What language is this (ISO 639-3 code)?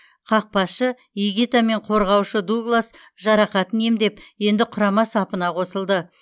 kaz